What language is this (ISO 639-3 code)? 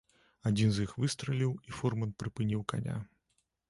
bel